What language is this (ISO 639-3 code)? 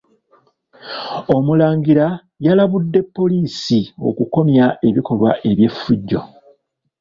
lug